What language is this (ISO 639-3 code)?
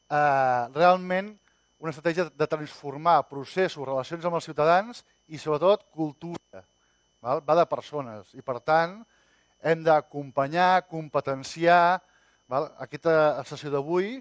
cat